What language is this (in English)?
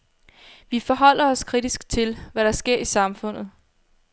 Danish